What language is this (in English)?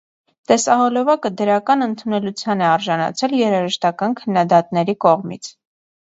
Armenian